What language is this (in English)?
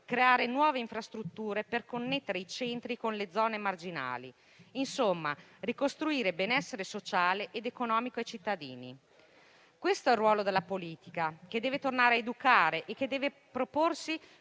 Italian